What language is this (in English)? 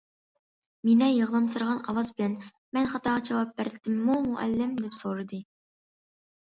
Uyghur